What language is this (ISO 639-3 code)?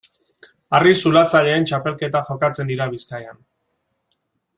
eus